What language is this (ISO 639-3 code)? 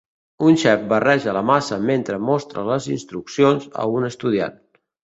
cat